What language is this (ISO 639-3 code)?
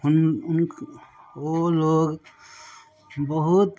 mai